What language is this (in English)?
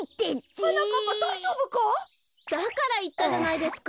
Japanese